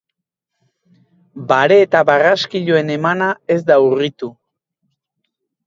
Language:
Basque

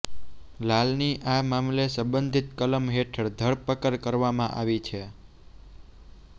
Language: Gujarati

